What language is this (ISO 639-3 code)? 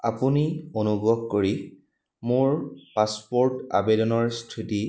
asm